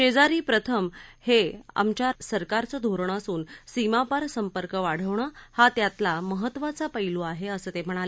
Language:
Marathi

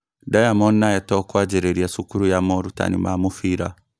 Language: Kikuyu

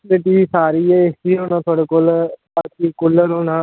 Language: Dogri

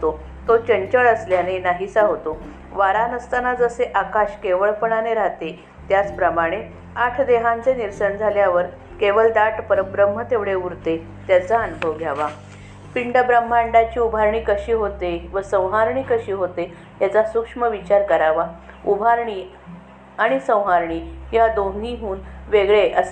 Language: Marathi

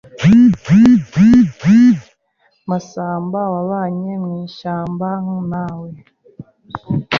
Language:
Kinyarwanda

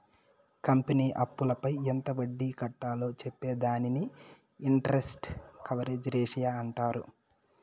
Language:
Telugu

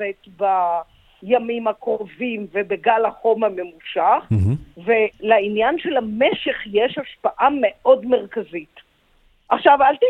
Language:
Hebrew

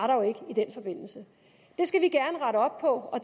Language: Danish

